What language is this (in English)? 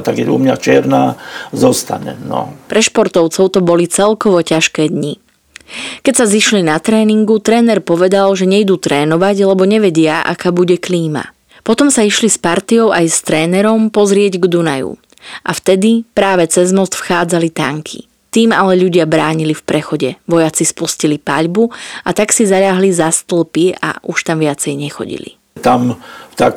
Slovak